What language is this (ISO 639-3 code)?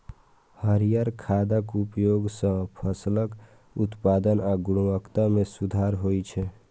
mai